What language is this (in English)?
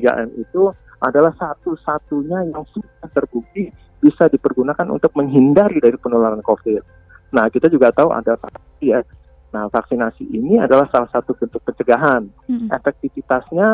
Indonesian